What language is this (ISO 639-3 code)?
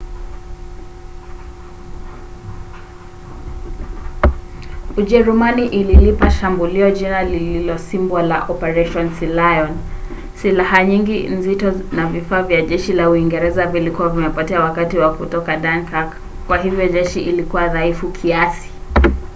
swa